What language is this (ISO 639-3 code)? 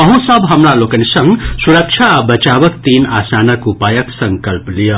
mai